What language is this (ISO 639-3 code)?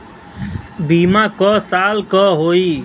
bho